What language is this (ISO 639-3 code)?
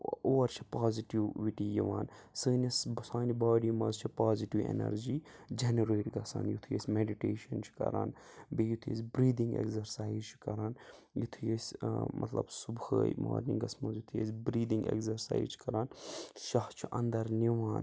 kas